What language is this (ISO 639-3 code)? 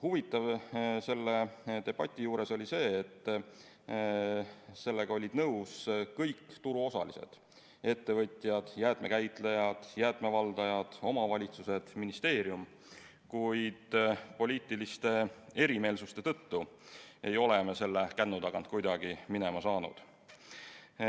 est